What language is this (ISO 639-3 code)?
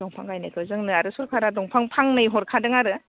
brx